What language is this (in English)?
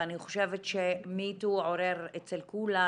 Hebrew